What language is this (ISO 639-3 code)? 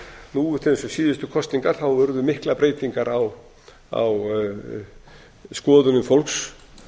isl